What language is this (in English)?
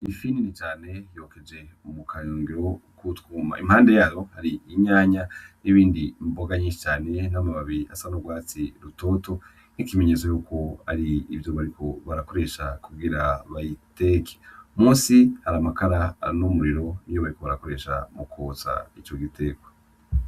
Rundi